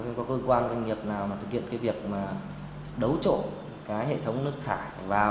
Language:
Vietnamese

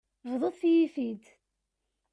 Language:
Kabyle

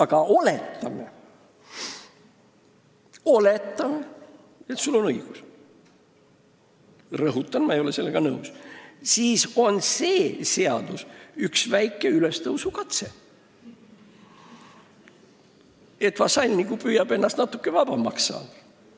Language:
Estonian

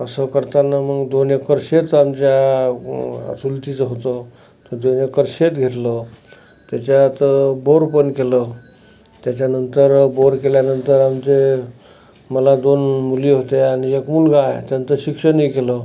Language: Marathi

